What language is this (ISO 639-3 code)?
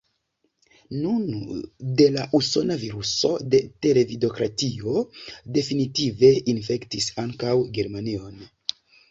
epo